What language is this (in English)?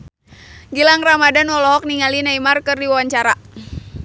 Sundanese